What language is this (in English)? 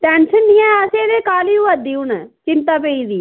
Dogri